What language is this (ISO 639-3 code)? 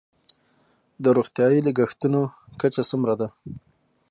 pus